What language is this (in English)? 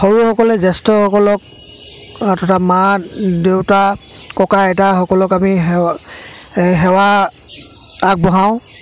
Assamese